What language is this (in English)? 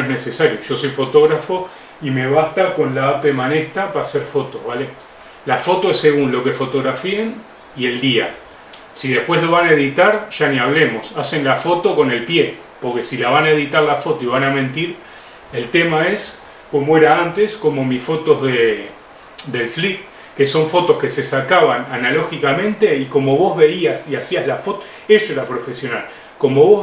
Spanish